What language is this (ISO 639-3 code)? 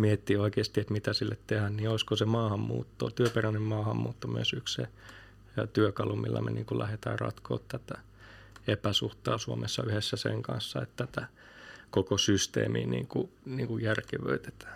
fin